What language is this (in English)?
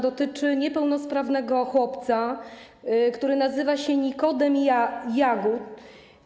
Polish